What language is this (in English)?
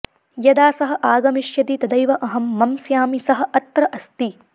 Sanskrit